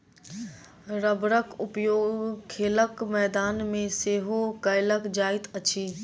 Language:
Maithili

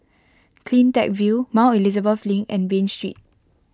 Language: English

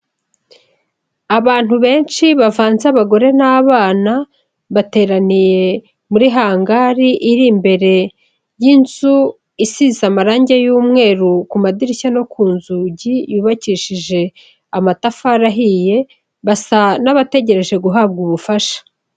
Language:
Kinyarwanda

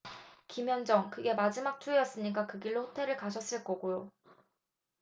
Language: Korean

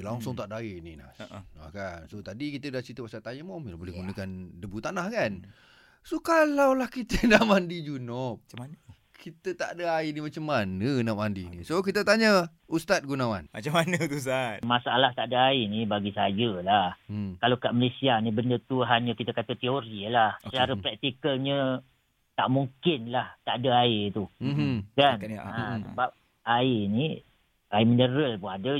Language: Malay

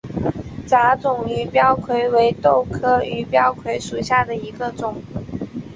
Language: Chinese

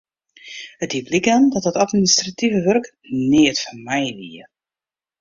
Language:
Western Frisian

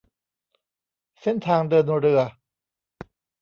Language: Thai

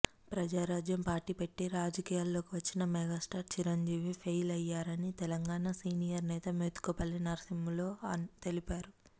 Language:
Telugu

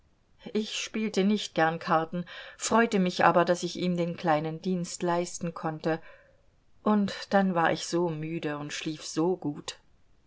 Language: German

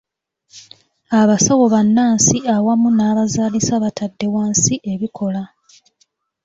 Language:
Ganda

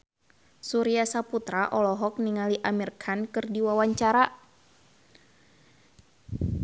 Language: Sundanese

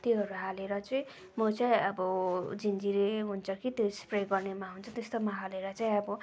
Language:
Nepali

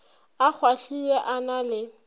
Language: Northern Sotho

